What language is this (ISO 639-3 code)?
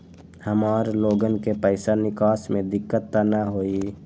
mag